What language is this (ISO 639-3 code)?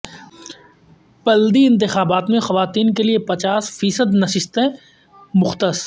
urd